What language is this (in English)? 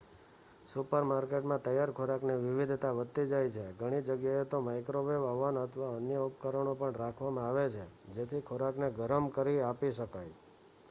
Gujarati